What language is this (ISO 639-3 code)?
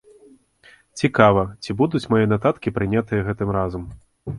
bel